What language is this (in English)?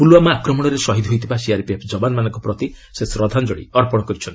Odia